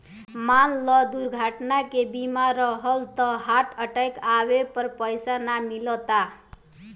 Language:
Bhojpuri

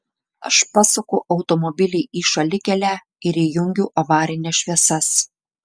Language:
Lithuanian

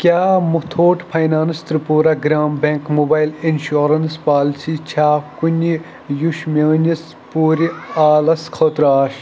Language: Kashmiri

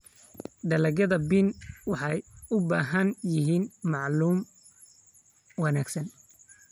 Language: Somali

